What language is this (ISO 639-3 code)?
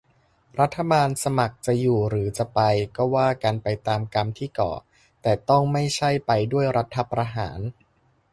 tha